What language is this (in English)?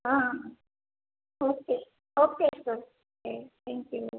Gujarati